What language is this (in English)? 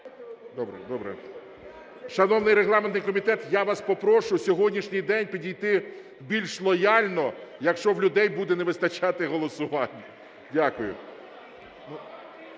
Ukrainian